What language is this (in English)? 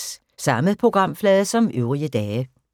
Danish